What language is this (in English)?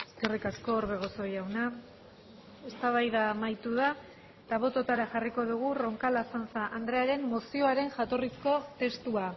Basque